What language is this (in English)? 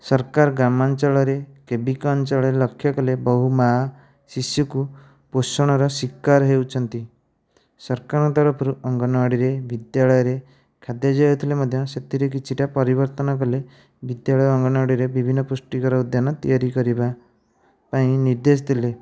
Odia